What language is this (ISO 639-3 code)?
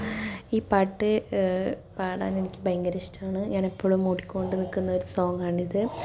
mal